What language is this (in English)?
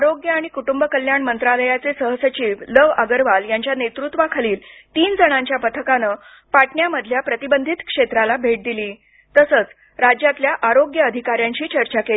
Marathi